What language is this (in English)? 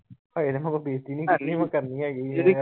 Punjabi